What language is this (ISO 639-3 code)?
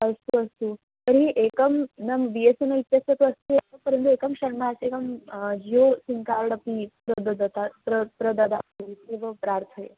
san